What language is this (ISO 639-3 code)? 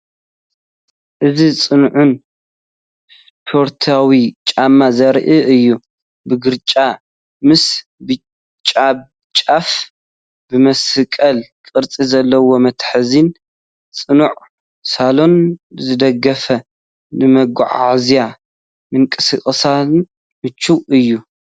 tir